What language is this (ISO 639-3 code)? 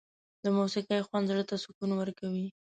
pus